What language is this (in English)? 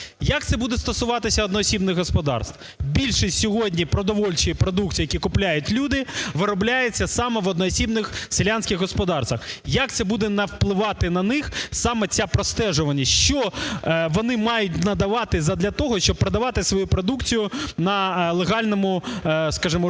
Ukrainian